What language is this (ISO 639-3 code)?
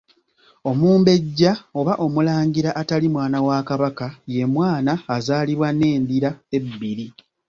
lug